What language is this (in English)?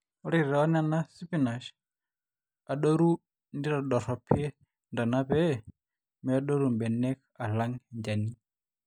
Masai